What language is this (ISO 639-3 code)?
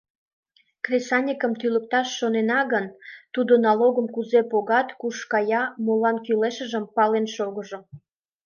chm